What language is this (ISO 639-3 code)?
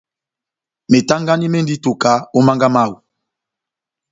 bnm